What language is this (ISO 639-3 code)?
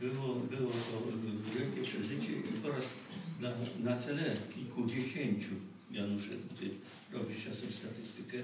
pol